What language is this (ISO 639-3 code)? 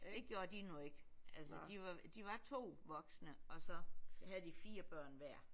dan